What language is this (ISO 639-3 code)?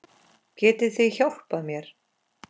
isl